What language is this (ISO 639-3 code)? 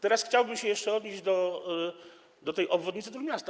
pol